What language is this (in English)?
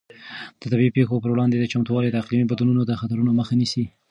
Pashto